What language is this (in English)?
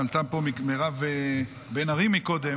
Hebrew